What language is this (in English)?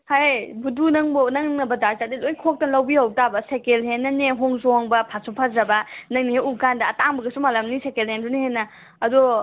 Manipuri